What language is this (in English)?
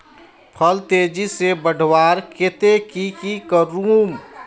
Magahi